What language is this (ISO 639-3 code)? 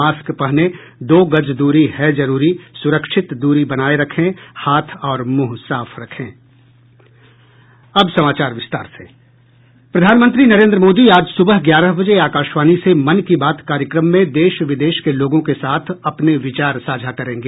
hin